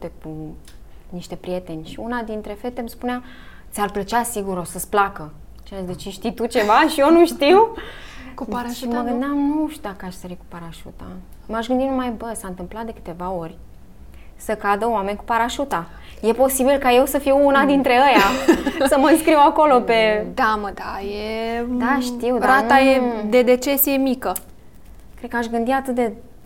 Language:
Romanian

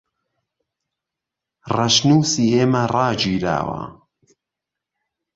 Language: Central Kurdish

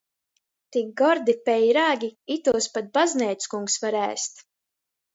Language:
Latgalian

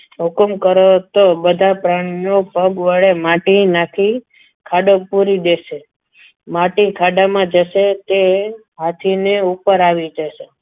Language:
Gujarati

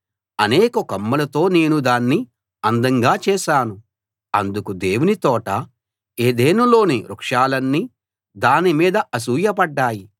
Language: Telugu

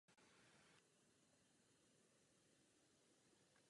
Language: Czech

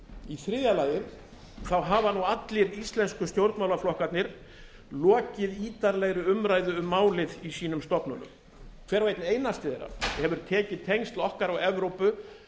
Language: Icelandic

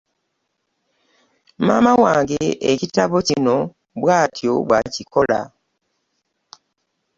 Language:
Ganda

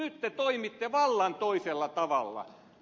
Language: Finnish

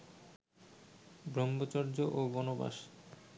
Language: Bangla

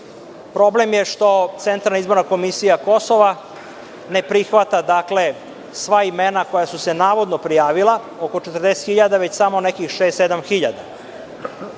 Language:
Serbian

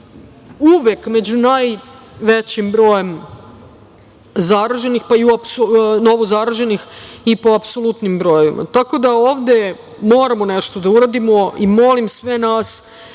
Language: Serbian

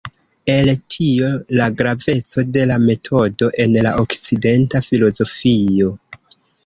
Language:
Esperanto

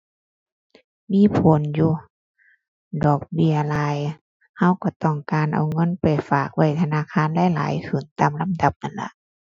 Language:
Thai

